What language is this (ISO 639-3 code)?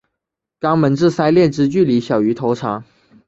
zho